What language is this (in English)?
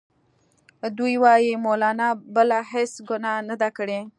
Pashto